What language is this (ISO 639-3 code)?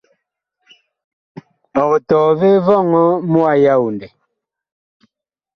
bkh